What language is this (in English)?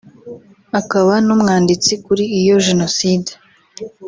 Kinyarwanda